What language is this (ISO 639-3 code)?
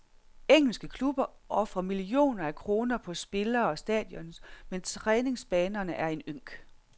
dan